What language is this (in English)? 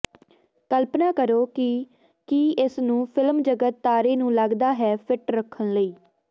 Punjabi